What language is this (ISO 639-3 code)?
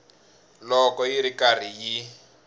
tso